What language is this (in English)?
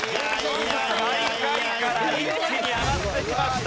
Japanese